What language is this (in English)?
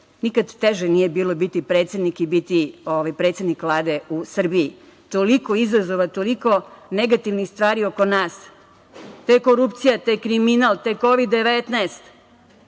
Serbian